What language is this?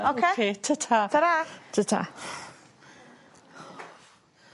Welsh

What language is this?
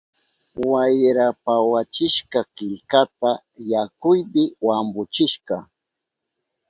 Southern Pastaza Quechua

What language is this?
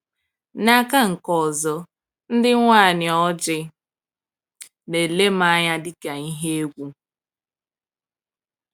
Igbo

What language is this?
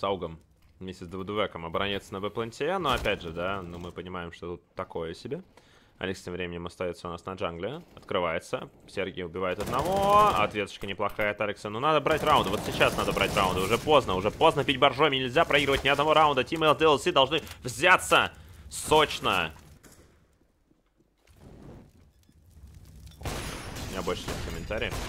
Russian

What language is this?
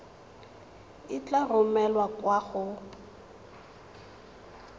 Tswana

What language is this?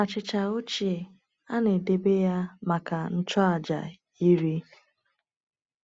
Igbo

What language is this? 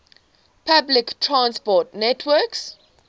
English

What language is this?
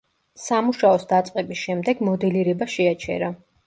Georgian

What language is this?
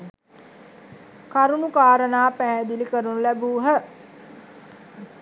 Sinhala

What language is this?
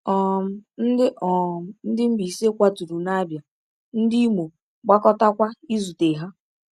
Igbo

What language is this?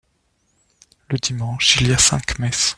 French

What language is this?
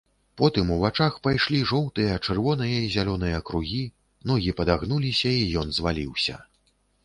Belarusian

